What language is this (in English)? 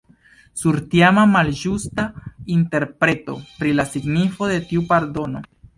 Esperanto